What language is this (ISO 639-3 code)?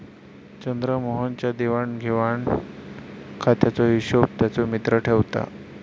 mar